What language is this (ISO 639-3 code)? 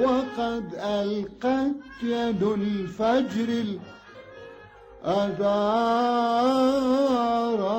ara